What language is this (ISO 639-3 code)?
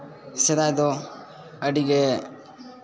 sat